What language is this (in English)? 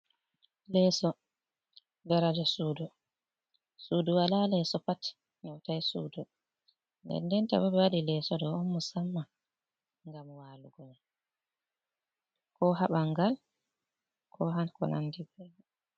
Fula